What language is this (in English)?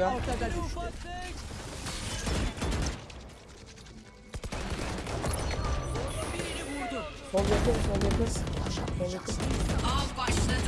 Turkish